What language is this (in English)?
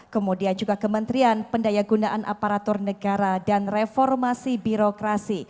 Indonesian